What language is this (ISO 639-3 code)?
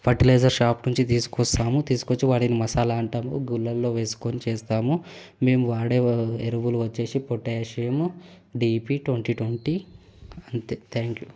tel